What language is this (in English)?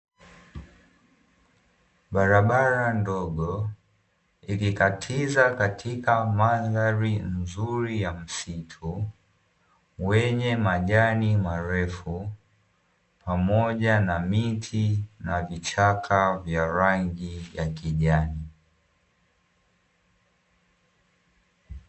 Swahili